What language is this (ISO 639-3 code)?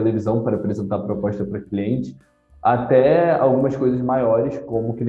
por